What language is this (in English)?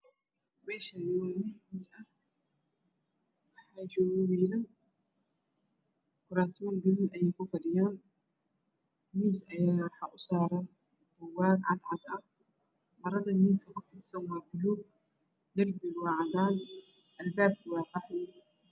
Somali